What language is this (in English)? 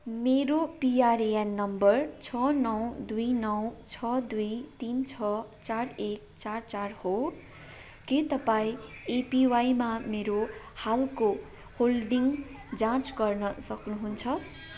Nepali